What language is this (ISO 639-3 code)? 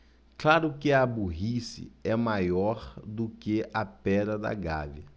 por